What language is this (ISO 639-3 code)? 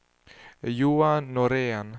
swe